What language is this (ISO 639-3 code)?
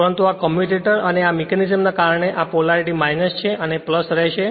guj